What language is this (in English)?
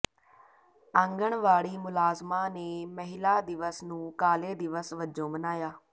Punjabi